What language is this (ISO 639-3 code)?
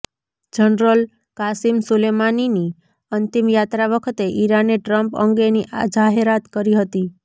guj